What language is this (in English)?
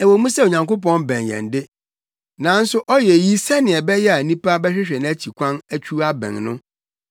Akan